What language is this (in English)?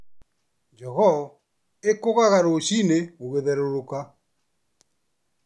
Kikuyu